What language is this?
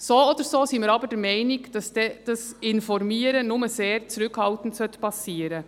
Swiss German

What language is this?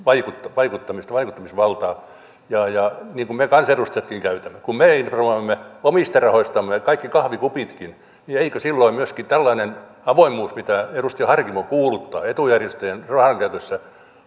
Finnish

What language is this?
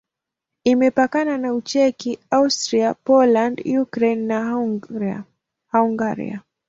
Swahili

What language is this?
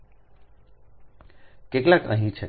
Gujarati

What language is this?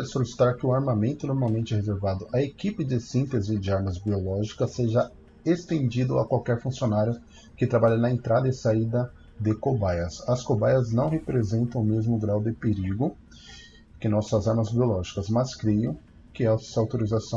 Portuguese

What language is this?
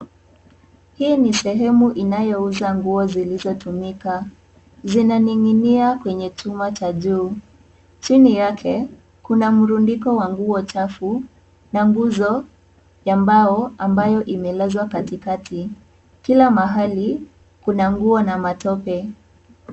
Swahili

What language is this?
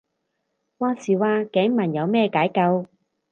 Cantonese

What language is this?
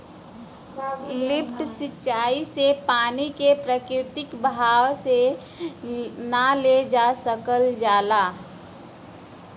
Bhojpuri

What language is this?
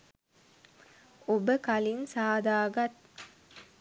Sinhala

